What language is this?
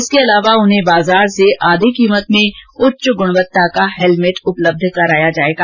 Hindi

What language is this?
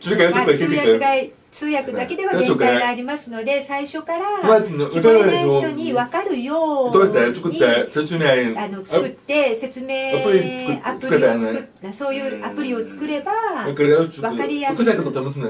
Japanese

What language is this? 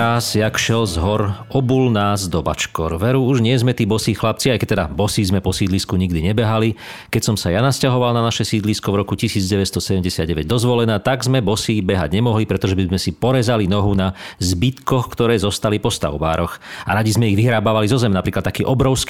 Slovak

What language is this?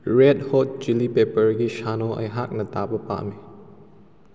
Manipuri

